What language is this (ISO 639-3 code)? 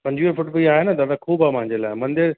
snd